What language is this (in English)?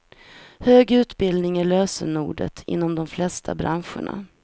Swedish